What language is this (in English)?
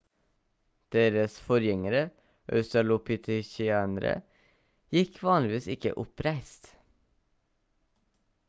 Norwegian Bokmål